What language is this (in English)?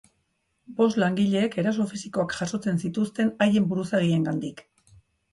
Basque